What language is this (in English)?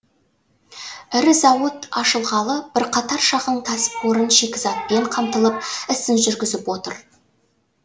Kazakh